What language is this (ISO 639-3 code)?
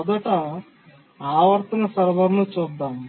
tel